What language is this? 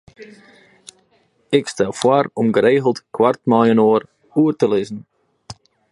Western Frisian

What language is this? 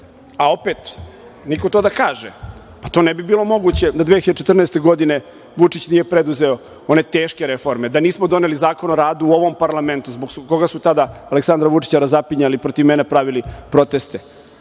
Serbian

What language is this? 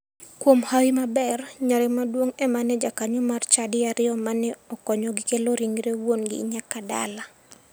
Luo (Kenya and Tanzania)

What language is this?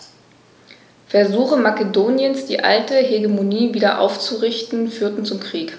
German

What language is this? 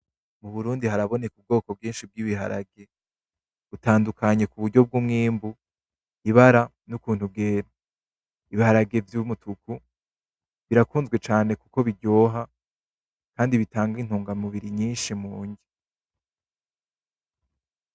Rundi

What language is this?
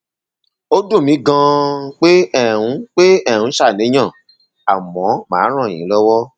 Yoruba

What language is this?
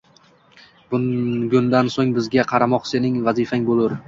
Uzbek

